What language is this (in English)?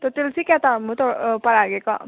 Manipuri